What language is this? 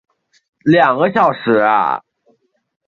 Chinese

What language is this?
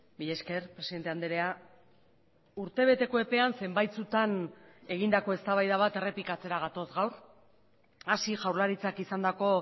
Basque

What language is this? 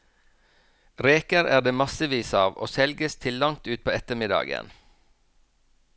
Norwegian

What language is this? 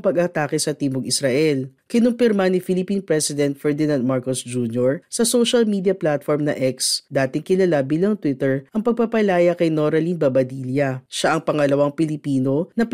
Filipino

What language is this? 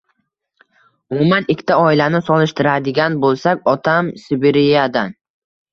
Uzbek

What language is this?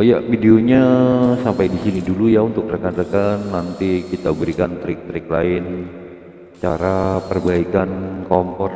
Indonesian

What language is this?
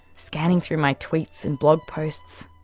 English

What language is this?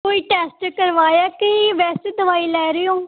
Punjabi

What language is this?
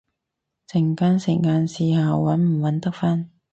Cantonese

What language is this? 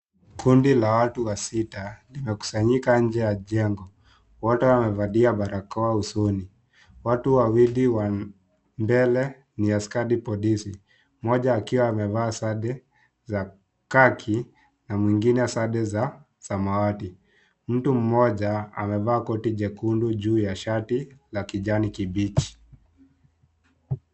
Swahili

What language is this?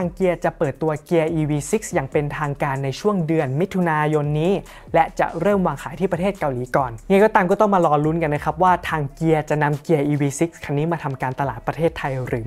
Thai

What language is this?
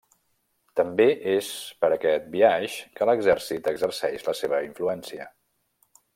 Catalan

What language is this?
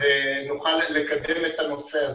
Hebrew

